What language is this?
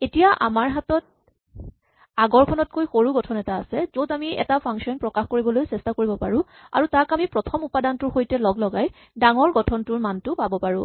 Assamese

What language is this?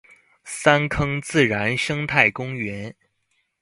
Chinese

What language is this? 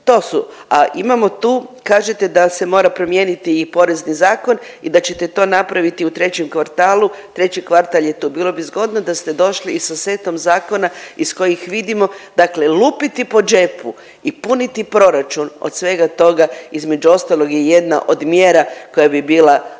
Croatian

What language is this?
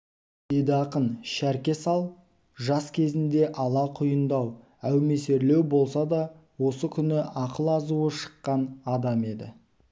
Kazakh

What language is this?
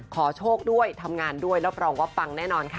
Thai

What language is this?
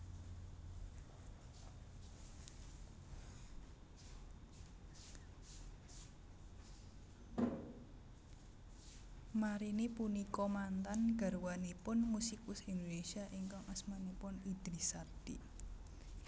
Javanese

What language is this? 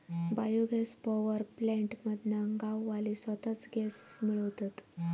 Marathi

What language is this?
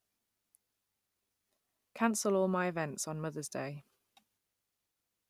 English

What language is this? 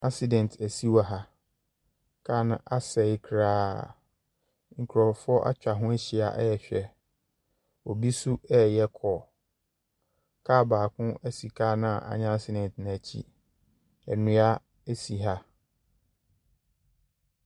Akan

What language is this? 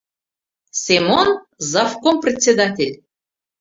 Mari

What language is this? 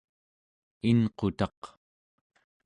Central Yupik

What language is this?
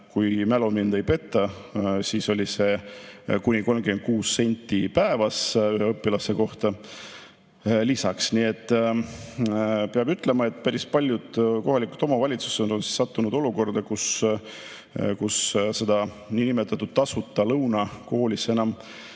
Estonian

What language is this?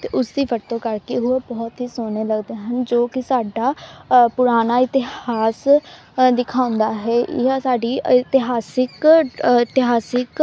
Punjabi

